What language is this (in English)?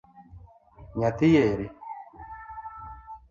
Luo (Kenya and Tanzania)